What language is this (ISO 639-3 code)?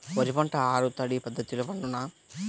tel